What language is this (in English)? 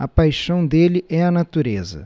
Portuguese